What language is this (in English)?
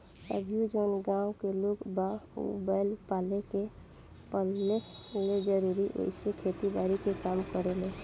Bhojpuri